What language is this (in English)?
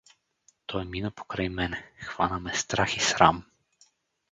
Bulgarian